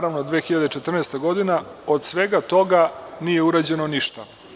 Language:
Serbian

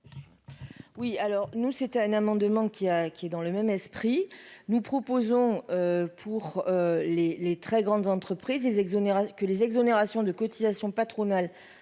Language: French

